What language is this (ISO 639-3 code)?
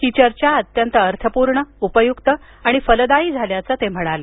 mar